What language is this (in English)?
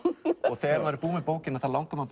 Icelandic